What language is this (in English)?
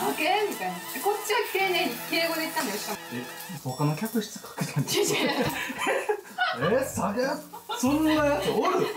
Japanese